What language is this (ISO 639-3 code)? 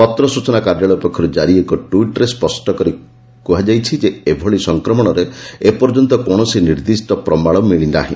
ori